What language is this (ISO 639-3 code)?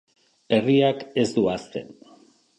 eus